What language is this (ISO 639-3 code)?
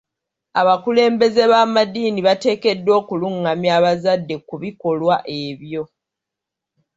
lug